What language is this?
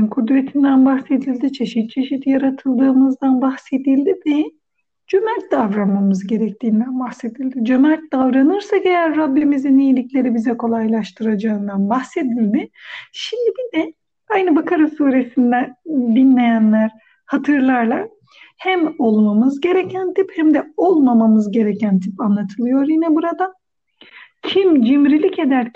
Turkish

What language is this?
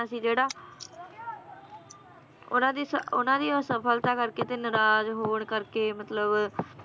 Punjabi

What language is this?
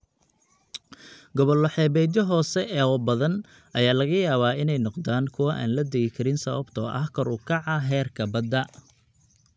Somali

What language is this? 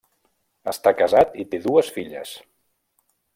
Catalan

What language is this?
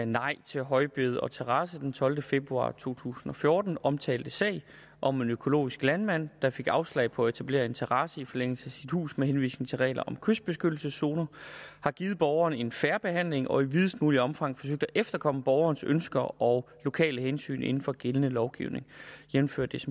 Danish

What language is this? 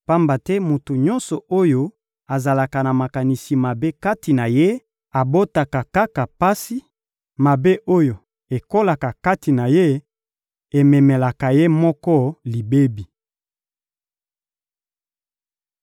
Lingala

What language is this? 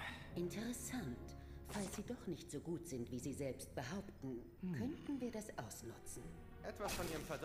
German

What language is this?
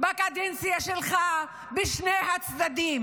Hebrew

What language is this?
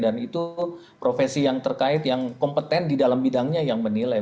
Indonesian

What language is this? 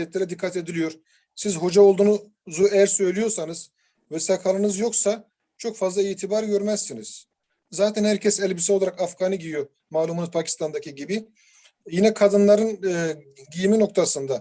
Turkish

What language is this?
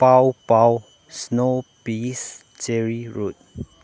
Manipuri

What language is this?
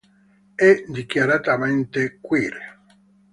Italian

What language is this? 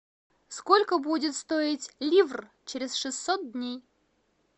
Russian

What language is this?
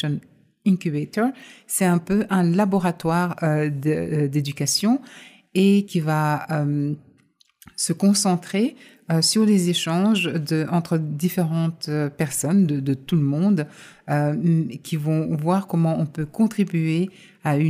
French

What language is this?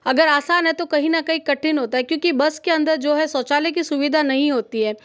Hindi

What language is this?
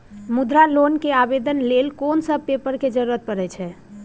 Maithili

